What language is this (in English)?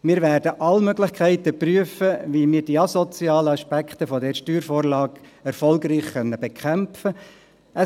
Swiss German